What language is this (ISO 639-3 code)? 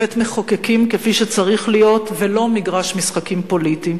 heb